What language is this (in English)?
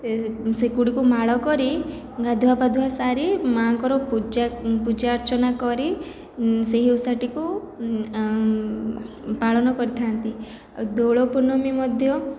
Odia